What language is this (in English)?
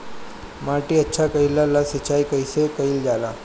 Bhojpuri